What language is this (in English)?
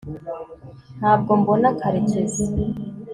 Kinyarwanda